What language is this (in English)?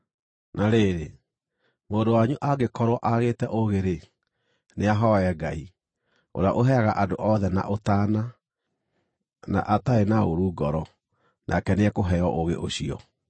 Kikuyu